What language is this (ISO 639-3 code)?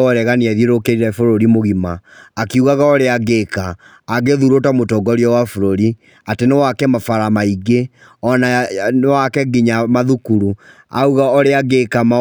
kik